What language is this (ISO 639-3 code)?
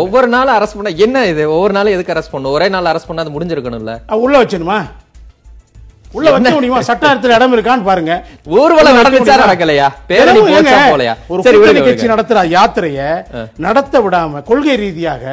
tam